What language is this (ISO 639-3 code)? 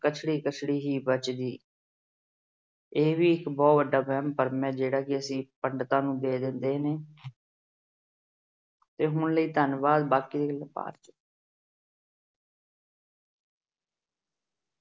pan